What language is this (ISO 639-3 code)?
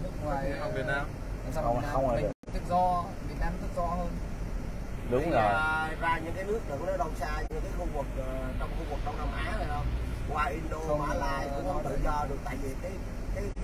vie